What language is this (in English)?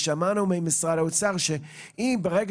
Hebrew